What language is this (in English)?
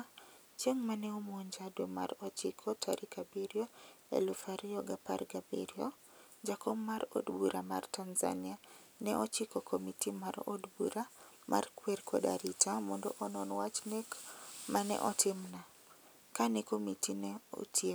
Luo (Kenya and Tanzania)